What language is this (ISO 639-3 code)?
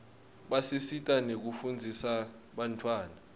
ssw